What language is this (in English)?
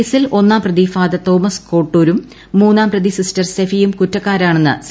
Malayalam